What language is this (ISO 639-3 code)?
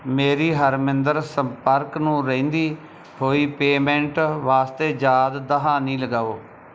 pan